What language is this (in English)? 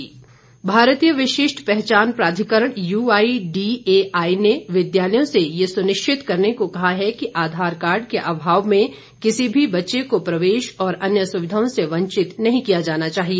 Hindi